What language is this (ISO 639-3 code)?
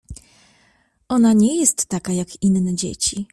pol